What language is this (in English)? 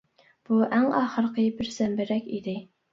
Uyghur